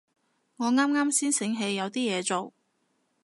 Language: Cantonese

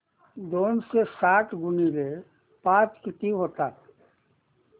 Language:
Marathi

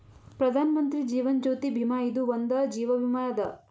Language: Kannada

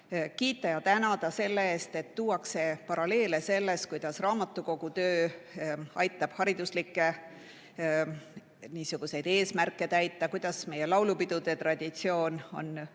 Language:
Estonian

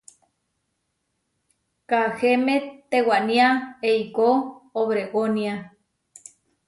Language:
Huarijio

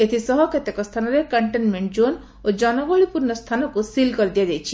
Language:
Odia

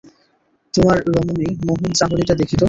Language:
Bangla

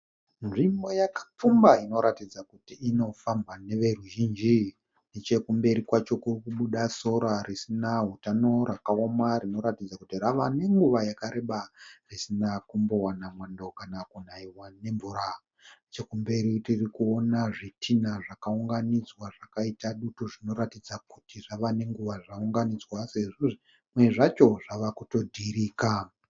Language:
Shona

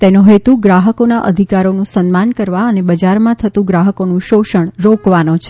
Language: Gujarati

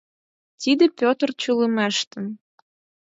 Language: Mari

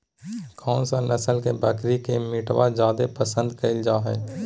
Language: Magahi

